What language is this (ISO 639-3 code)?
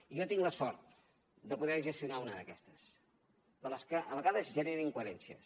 cat